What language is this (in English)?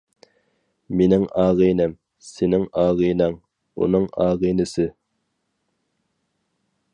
Uyghur